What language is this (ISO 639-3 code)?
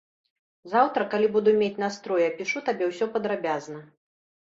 bel